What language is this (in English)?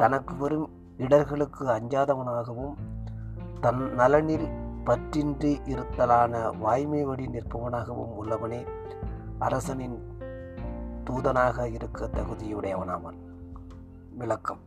Tamil